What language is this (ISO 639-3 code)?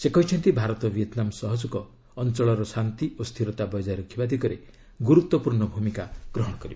ori